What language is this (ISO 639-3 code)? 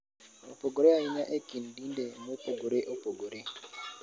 luo